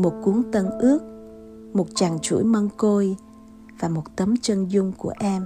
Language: Vietnamese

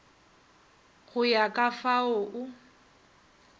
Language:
Northern Sotho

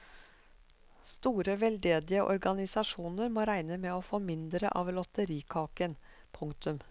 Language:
Norwegian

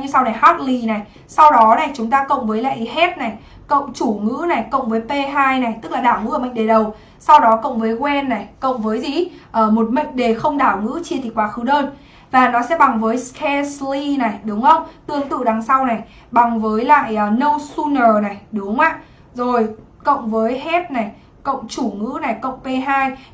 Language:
Vietnamese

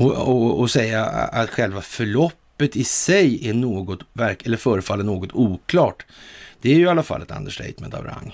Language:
Swedish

